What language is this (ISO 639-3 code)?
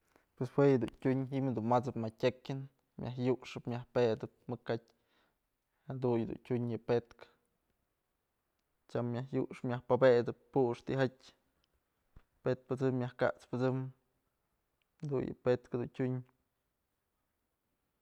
mzl